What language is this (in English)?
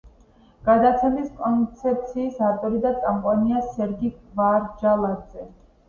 Georgian